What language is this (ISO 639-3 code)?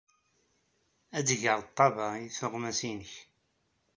kab